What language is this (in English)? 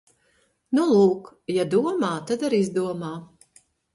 Latvian